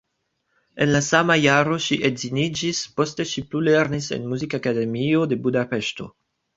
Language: Esperanto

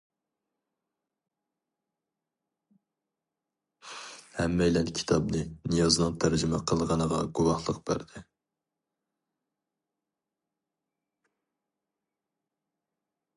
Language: Uyghur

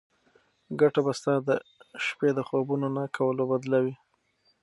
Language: Pashto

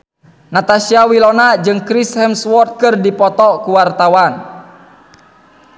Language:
Sundanese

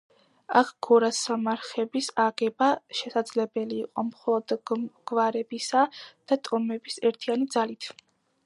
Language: Georgian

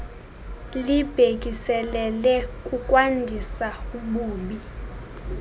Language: Xhosa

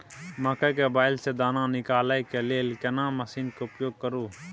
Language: Maithili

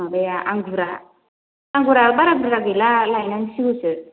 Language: Bodo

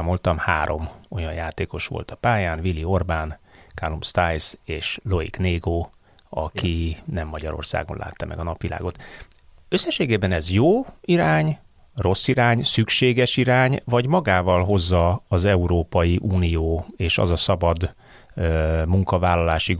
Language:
Hungarian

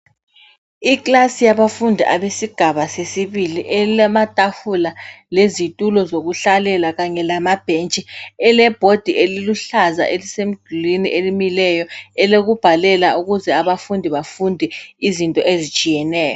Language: North Ndebele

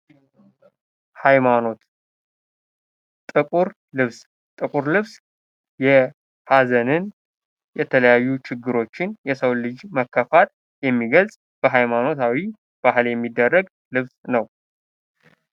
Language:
Amharic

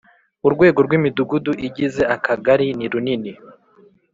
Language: Kinyarwanda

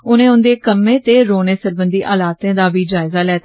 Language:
Dogri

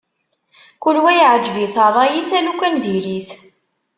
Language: Kabyle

